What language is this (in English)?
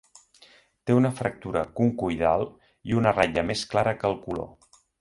Catalan